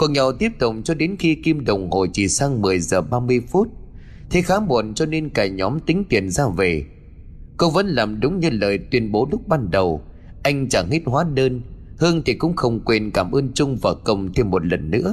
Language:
Vietnamese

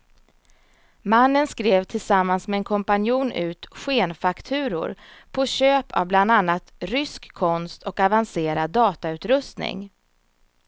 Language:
Swedish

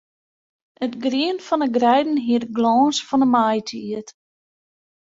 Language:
Western Frisian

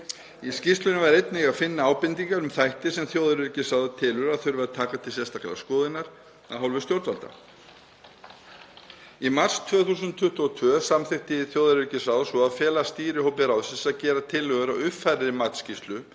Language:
Icelandic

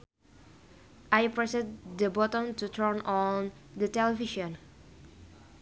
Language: Sundanese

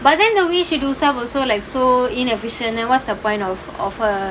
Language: English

